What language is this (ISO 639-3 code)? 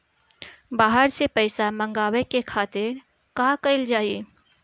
bho